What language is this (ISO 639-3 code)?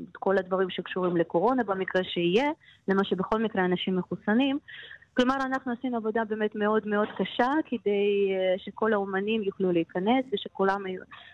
heb